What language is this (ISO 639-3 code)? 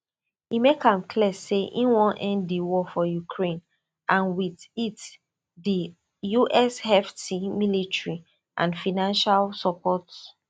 pcm